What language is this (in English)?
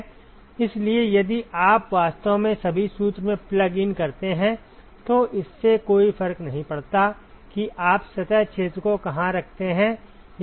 Hindi